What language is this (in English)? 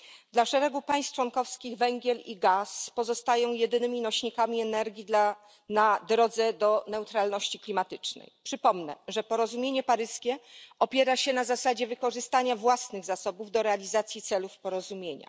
Polish